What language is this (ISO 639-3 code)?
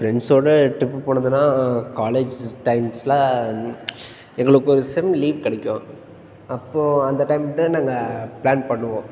tam